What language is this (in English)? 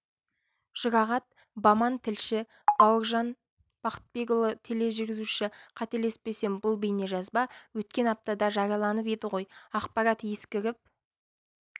Kazakh